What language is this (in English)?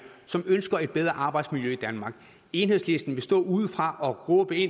Danish